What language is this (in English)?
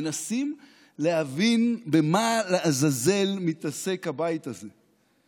Hebrew